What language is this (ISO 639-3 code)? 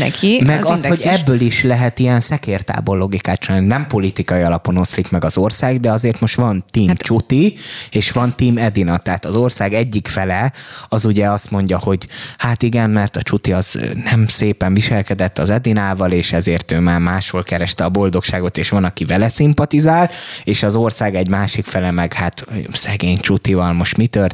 hun